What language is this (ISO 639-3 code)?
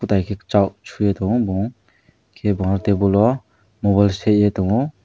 trp